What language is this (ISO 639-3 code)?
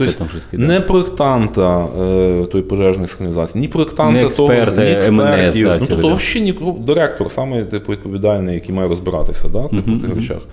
ukr